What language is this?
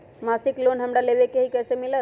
Magahi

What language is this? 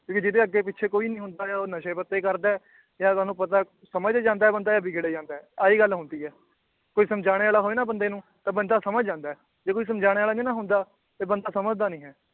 Punjabi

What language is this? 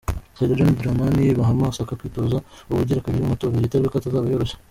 Kinyarwanda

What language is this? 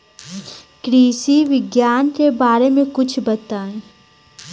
Bhojpuri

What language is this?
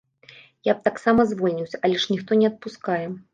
Belarusian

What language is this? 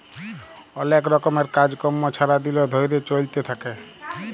Bangla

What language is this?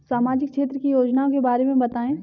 Hindi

